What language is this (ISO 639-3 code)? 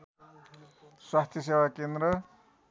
nep